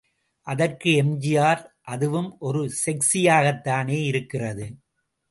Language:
Tamil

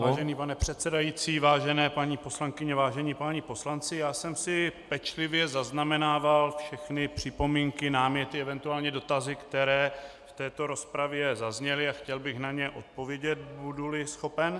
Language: Czech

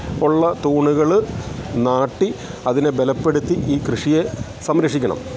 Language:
Malayalam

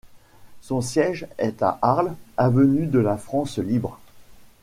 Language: French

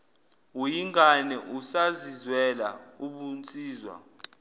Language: Zulu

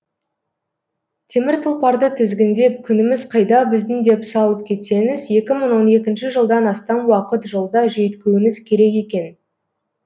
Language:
Kazakh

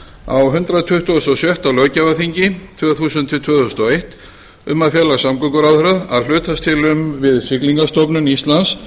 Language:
Icelandic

